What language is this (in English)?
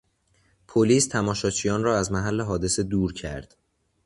Persian